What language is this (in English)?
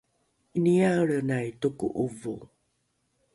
Rukai